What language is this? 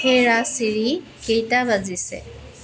Assamese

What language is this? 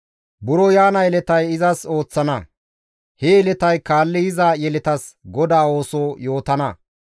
Gamo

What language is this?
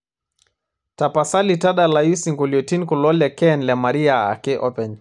Masai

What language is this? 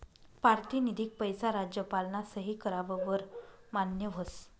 Marathi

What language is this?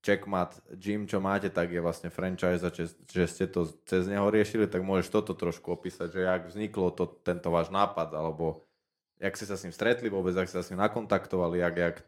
Slovak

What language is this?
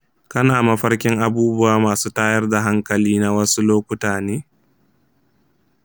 Hausa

